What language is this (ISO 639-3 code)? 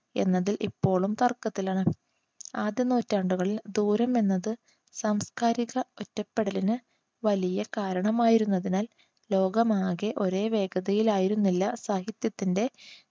mal